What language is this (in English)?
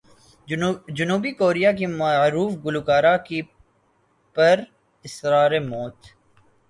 Urdu